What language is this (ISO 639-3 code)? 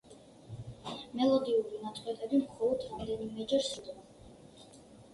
kat